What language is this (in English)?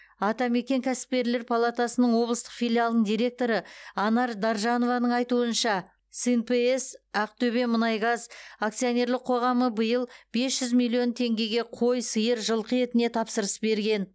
Kazakh